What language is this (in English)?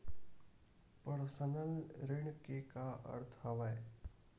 Chhattisgarhi